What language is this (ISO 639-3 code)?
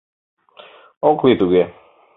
chm